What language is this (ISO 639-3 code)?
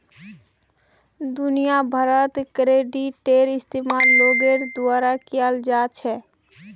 mag